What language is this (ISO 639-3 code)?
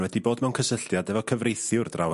cym